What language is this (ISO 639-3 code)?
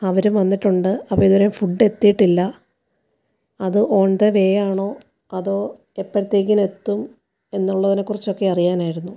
mal